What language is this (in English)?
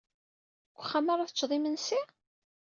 Kabyle